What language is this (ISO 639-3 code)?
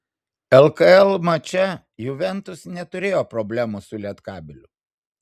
lit